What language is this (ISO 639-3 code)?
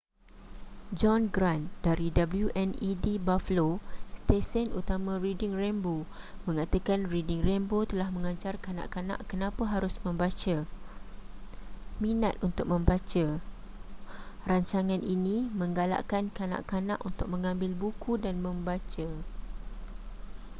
msa